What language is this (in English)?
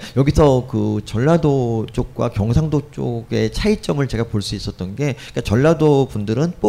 Korean